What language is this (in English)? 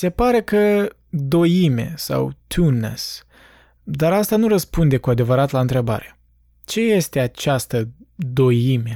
Romanian